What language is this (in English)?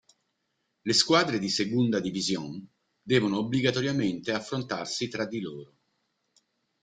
Italian